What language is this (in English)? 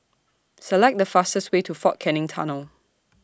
English